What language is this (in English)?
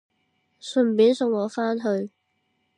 Cantonese